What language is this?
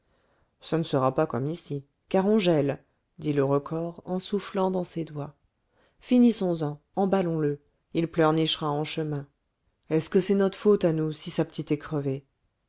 French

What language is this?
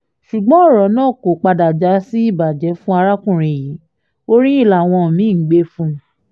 Yoruba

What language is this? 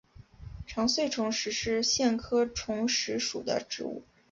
Chinese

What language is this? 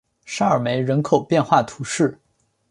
Chinese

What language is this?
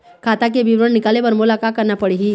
Chhattisgarhi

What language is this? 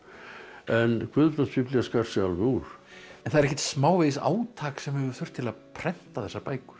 Icelandic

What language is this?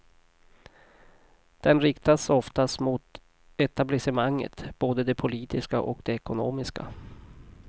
Swedish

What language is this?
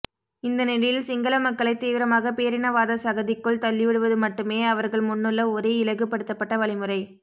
Tamil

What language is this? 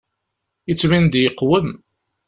Kabyle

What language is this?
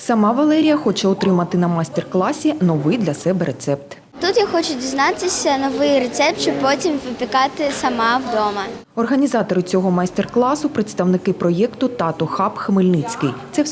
Ukrainian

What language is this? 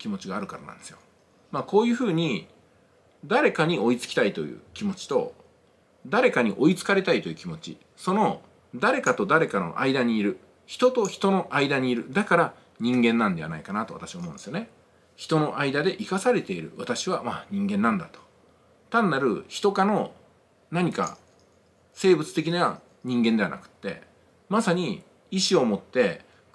Japanese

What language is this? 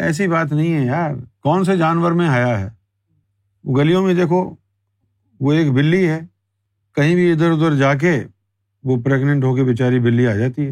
Urdu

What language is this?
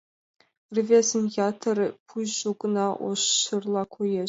Mari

